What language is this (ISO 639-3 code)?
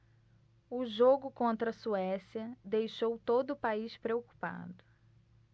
por